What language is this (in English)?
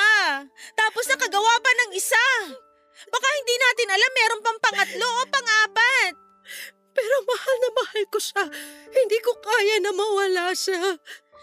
Filipino